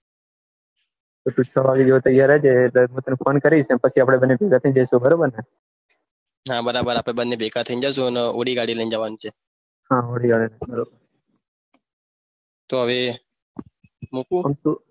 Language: Gujarati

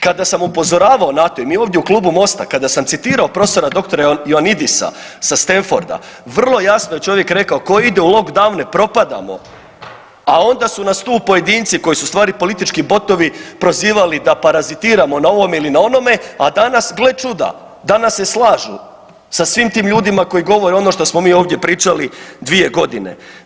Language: Croatian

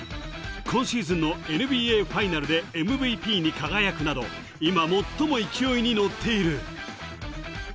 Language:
Japanese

